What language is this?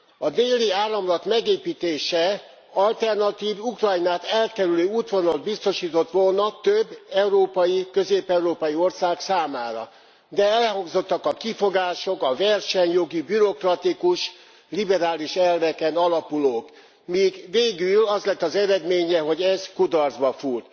Hungarian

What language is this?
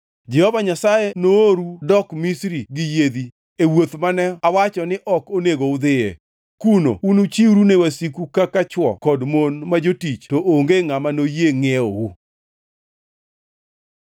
Luo (Kenya and Tanzania)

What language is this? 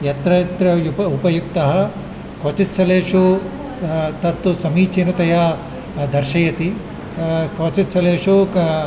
Sanskrit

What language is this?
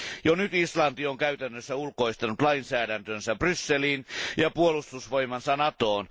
Finnish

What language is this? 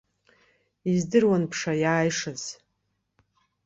Abkhazian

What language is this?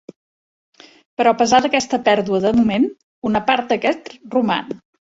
Catalan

